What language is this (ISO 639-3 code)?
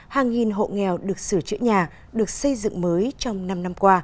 vie